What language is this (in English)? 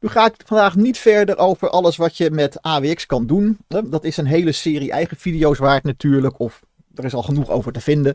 Dutch